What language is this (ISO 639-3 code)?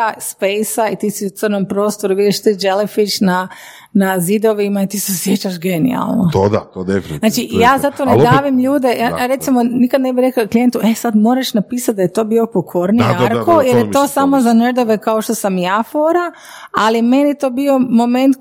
hrv